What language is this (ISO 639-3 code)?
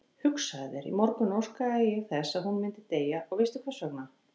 isl